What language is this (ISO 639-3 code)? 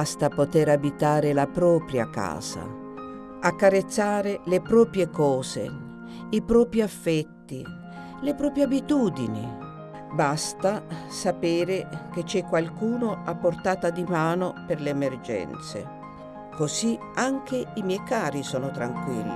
ita